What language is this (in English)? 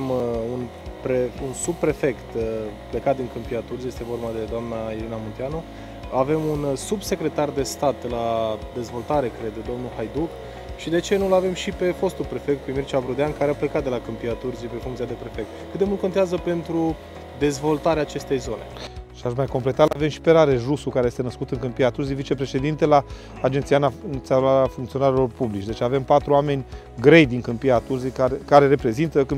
Romanian